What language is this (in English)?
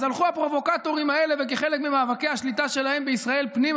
Hebrew